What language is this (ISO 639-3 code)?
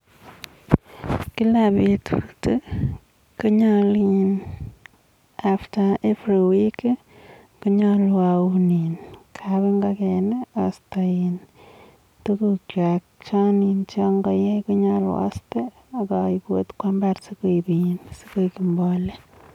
kln